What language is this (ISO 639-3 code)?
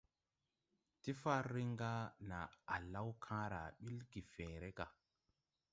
tui